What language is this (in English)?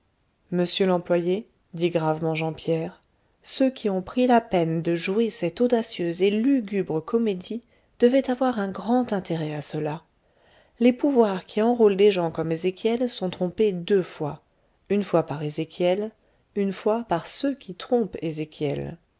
French